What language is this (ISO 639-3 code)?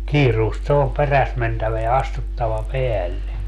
fin